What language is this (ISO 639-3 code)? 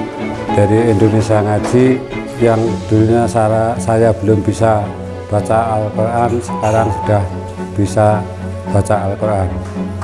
ind